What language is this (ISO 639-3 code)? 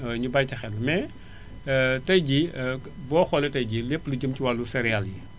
wol